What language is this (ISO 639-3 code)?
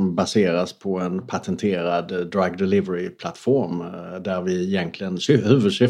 swe